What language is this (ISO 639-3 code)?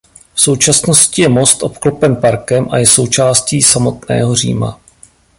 ces